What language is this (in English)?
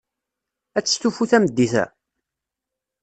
Kabyle